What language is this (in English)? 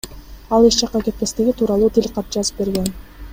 Kyrgyz